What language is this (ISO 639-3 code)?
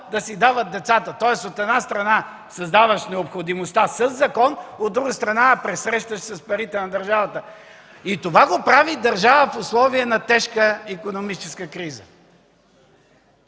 bul